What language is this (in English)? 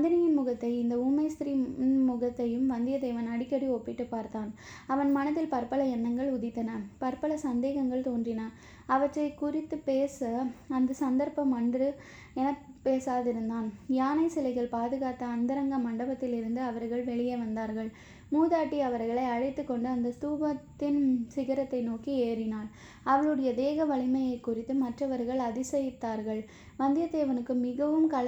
Tamil